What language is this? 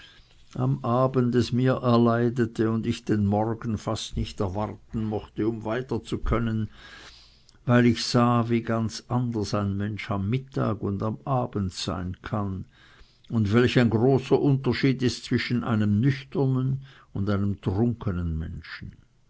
German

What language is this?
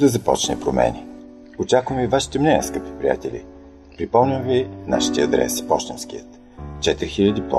Bulgarian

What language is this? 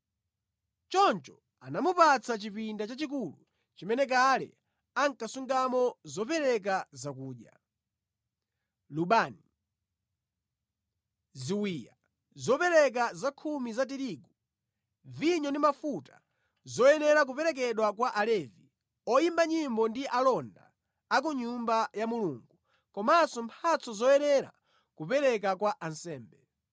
Nyanja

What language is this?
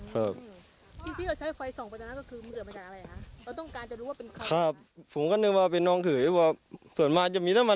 Thai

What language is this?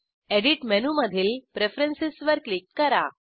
Marathi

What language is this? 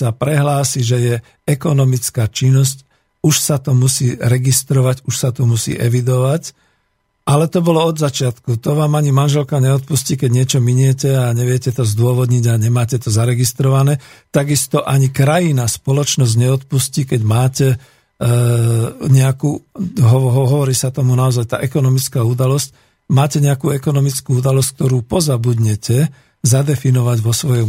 Slovak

